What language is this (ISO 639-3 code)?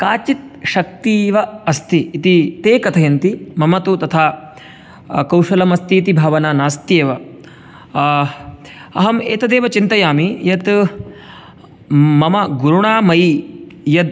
san